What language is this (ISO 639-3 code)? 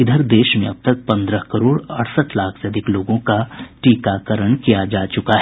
hin